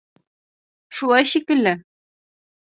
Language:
Bashkir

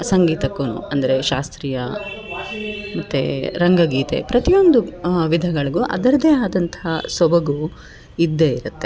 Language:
Kannada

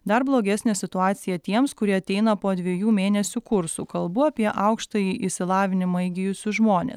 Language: Lithuanian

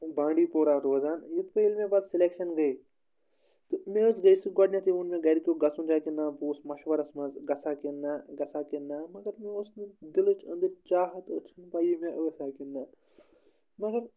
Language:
Kashmiri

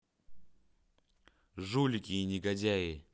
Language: Russian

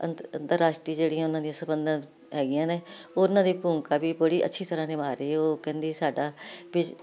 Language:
Punjabi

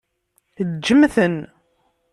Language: Kabyle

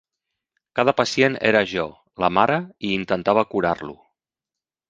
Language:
Catalan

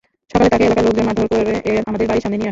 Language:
Bangla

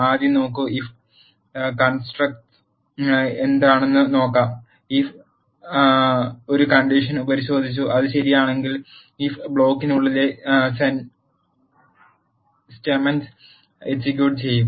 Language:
Malayalam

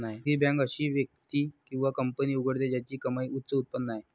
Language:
Marathi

